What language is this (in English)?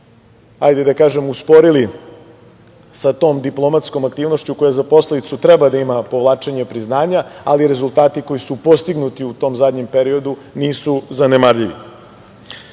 Serbian